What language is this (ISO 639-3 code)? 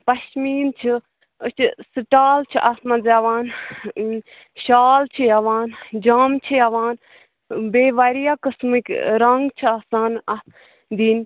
kas